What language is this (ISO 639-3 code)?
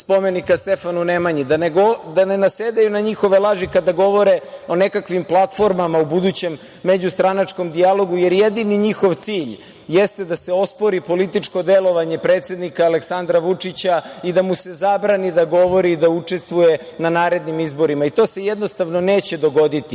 srp